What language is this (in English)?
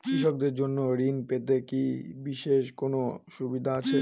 Bangla